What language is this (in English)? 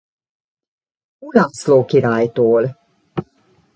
Hungarian